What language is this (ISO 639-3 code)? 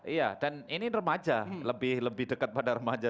ind